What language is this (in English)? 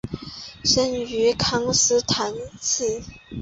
Chinese